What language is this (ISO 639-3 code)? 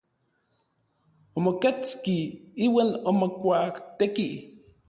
nlv